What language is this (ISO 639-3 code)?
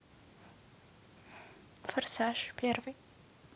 rus